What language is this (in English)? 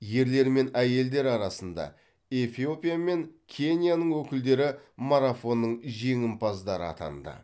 Kazakh